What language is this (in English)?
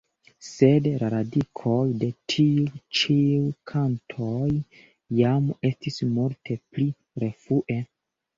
Esperanto